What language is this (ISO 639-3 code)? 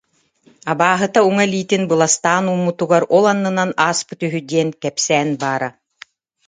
sah